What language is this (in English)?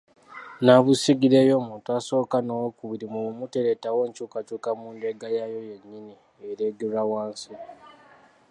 Ganda